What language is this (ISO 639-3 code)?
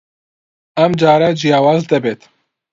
ckb